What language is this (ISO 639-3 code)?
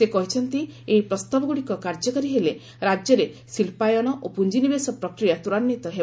ori